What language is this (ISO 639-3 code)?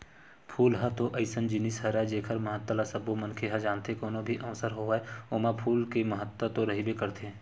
hne